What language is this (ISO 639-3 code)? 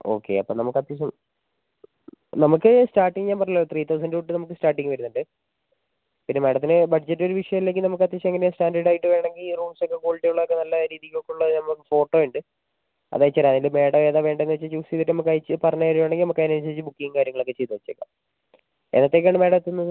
mal